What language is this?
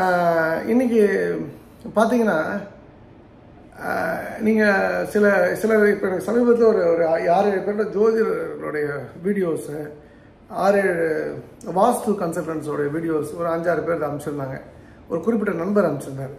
Tamil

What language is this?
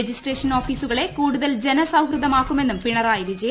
Malayalam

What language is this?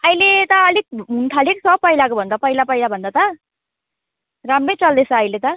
Nepali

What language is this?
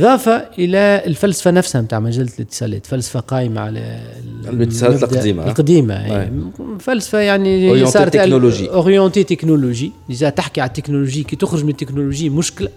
Arabic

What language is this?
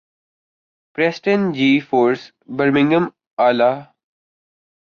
Urdu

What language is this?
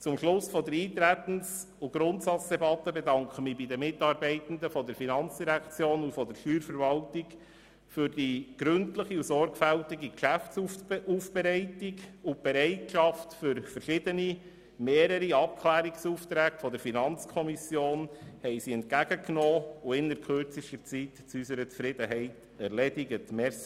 Swiss German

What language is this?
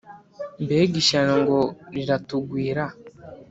Kinyarwanda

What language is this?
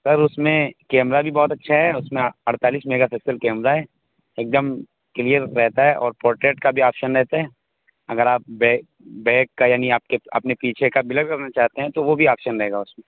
Urdu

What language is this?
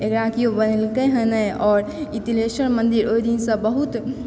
Maithili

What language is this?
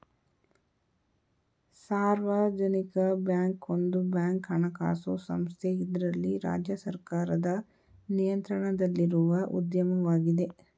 Kannada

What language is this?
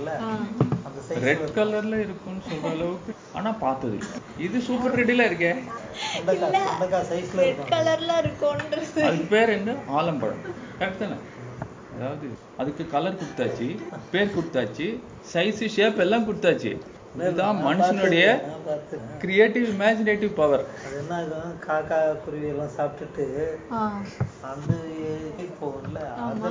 Tamil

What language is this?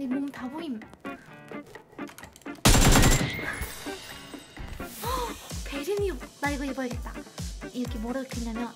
Korean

